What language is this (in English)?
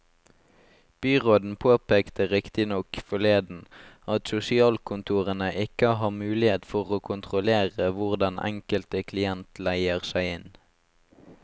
Norwegian